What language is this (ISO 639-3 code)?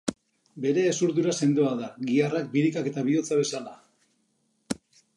eus